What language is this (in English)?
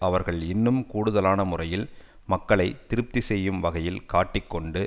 Tamil